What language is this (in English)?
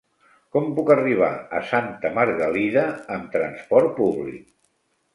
Catalan